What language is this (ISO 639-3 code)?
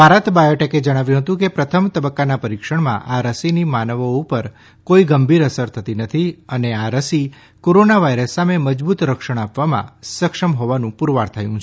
guj